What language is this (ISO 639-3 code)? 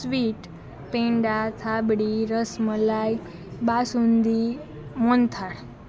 guj